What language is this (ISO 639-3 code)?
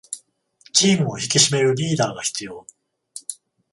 jpn